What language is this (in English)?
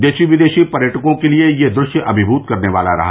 Hindi